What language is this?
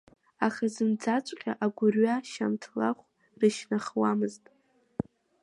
Abkhazian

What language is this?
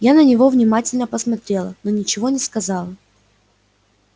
Russian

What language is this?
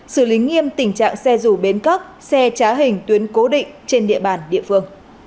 Vietnamese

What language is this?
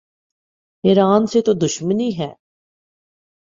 Urdu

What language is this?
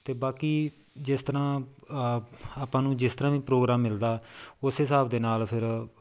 Punjabi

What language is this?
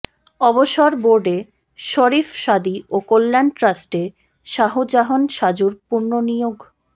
Bangla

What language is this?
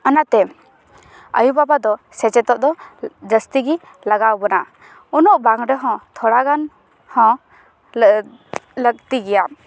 Santali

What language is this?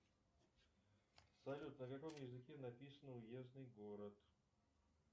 Russian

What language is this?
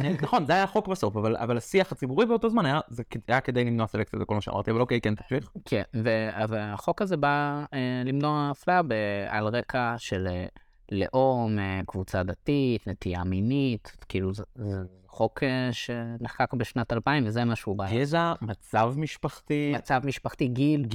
Hebrew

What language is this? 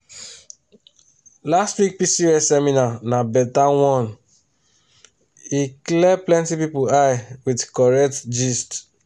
Nigerian Pidgin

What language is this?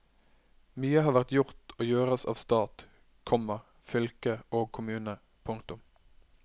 Norwegian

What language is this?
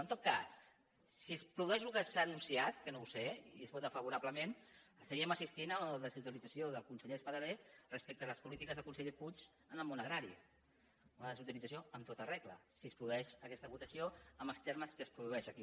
Catalan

